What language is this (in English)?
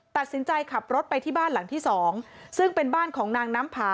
Thai